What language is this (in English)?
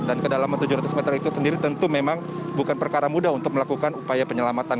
Indonesian